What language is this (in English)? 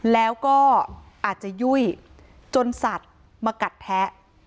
Thai